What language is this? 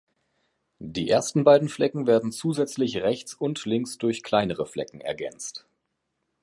German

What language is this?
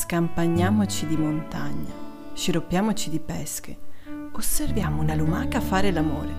Italian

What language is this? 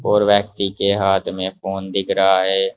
Hindi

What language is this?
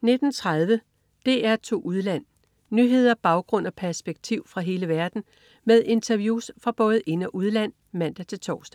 Danish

